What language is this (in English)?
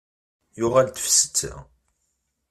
Kabyle